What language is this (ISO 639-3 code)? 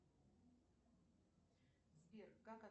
rus